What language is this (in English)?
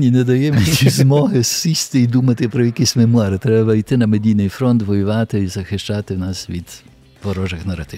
Ukrainian